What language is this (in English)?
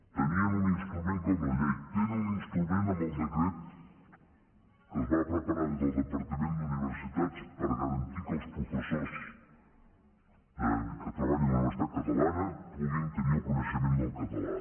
Catalan